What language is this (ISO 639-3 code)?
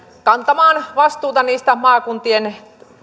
fin